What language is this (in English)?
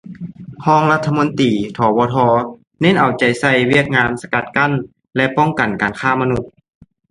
Lao